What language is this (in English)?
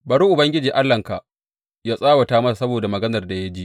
Hausa